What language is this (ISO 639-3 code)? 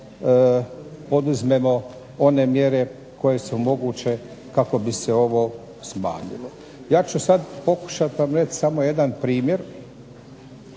hrv